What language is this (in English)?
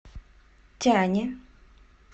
Russian